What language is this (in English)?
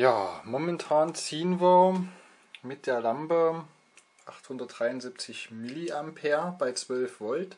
German